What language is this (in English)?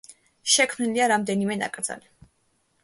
Georgian